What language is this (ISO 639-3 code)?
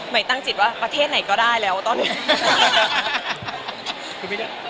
tha